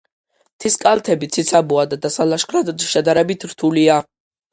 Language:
Georgian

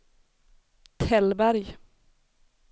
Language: Swedish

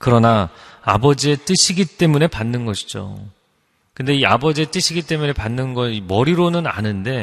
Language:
Korean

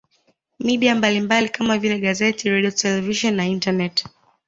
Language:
Swahili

